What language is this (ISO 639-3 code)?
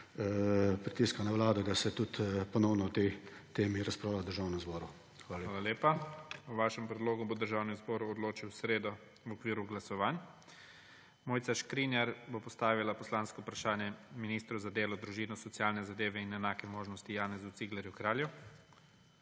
slv